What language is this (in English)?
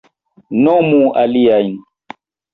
Esperanto